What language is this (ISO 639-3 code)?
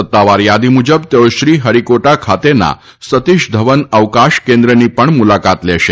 guj